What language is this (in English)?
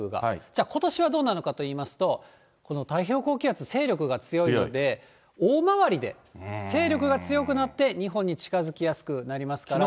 Japanese